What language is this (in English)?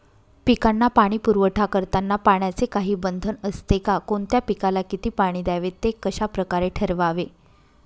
Marathi